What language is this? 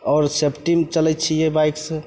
Maithili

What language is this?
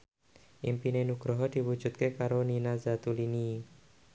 Javanese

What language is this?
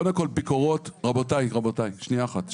Hebrew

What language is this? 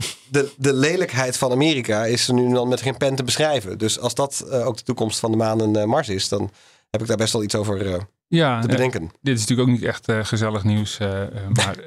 Dutch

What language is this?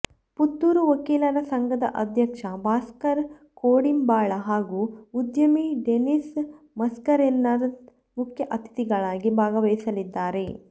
Kannada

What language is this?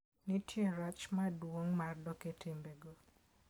Luo (Kenya and Tanzania)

